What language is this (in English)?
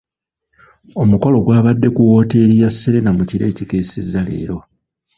Ganda